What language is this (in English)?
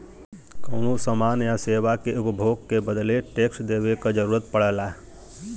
Bhojpuri